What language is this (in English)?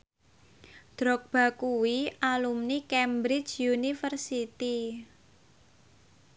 Javanese